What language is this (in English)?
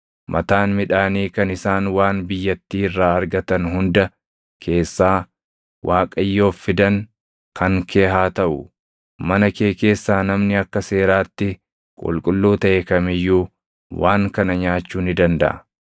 Oromo